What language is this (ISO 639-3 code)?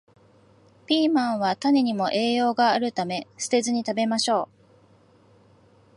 jpn